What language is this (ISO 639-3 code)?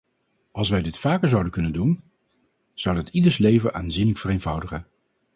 nld